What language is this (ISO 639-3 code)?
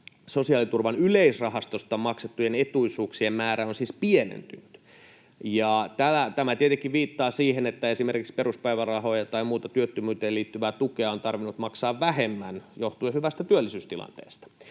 fin